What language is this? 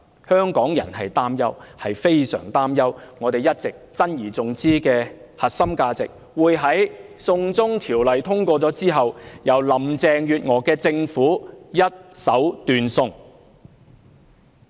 Cantonese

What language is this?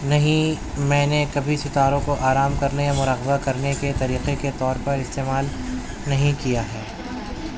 Urdu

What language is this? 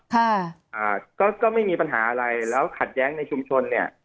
Thai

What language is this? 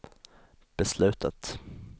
Swedish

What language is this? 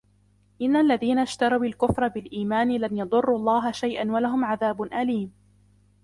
Arabic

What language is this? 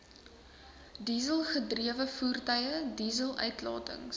Afrikaans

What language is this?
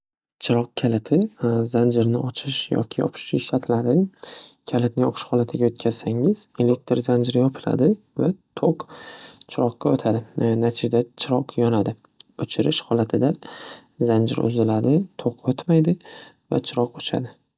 Uzbek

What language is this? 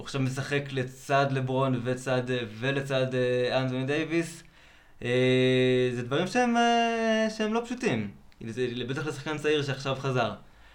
Hebrew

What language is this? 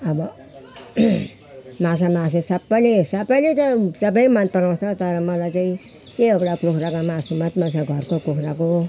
Nepali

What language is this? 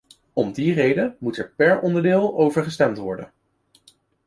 Dutch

